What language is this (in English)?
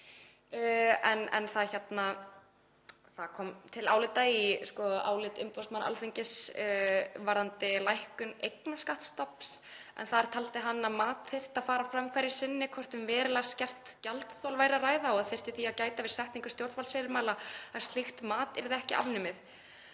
Icelandic